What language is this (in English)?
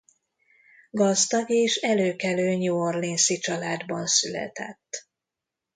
Hungarian